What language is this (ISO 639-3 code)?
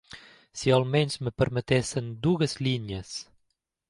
cat